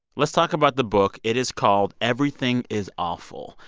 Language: English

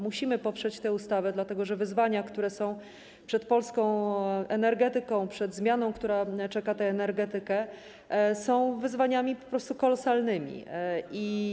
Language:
Polish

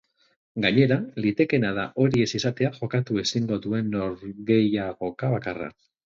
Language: Basque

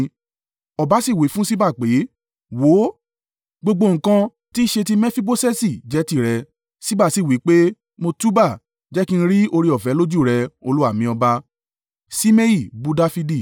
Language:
Yoruba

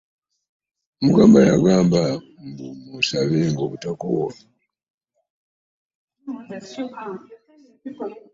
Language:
Ganda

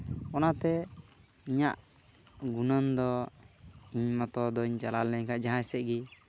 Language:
Santali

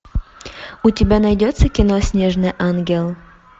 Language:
Russian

